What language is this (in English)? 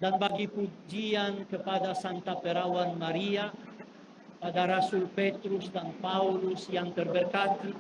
Indonesian